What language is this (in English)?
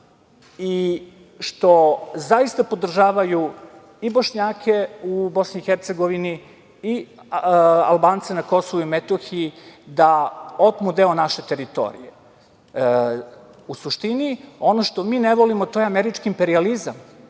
Serbian